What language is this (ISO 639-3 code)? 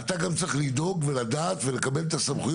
heb